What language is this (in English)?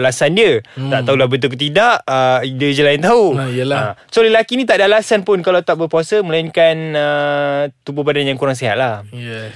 Malay